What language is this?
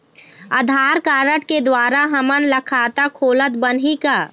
Chhattisgarhi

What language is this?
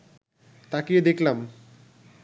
Bangla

